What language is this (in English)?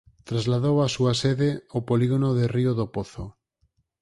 Galician